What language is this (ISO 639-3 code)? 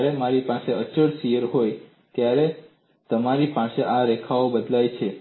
guj